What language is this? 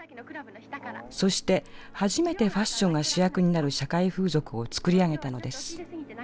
Japanese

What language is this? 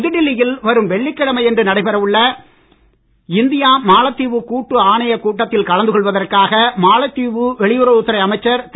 Tamil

